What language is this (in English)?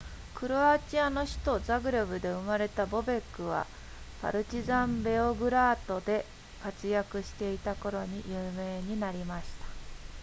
Japanese